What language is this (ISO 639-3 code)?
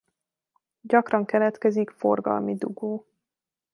hun